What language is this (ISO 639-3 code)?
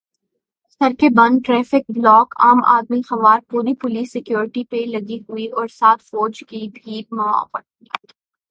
urd